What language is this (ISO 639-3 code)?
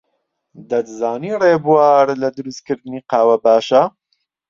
ckb